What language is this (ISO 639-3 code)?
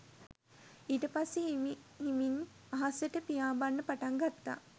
sin